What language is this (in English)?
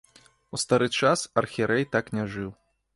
Belarusian